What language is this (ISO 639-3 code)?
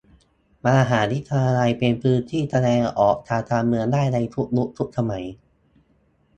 tha